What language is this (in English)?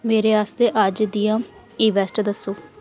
Dogri